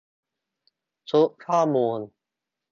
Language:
Thai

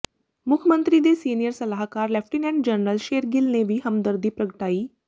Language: Punjabi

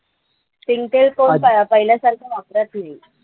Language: Marathi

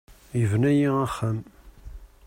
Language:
Kabyle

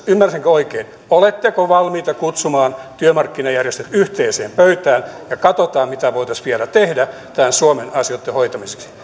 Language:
Finnish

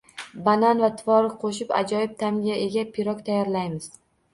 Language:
Uzbek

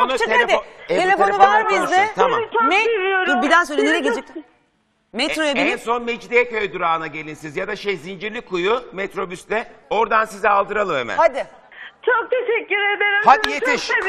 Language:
Turkish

